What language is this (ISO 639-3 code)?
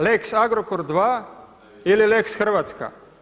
hrv